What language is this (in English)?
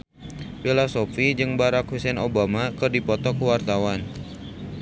Sundanese